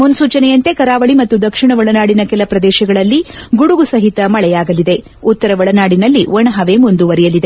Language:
Kannada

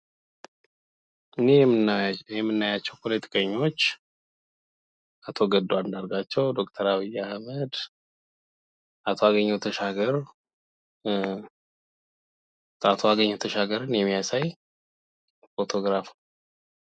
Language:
Amharic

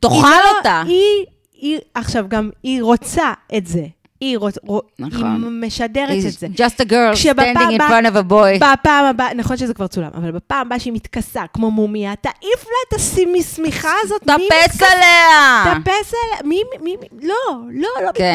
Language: Hebrew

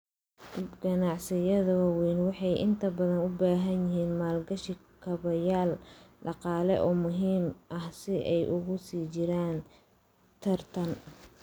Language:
Somali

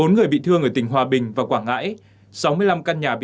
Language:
Vietnamese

